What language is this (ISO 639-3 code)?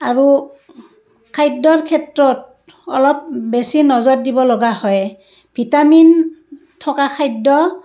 asm